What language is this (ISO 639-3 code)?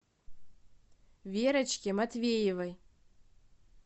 rus